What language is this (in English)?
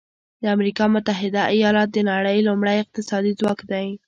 Pashto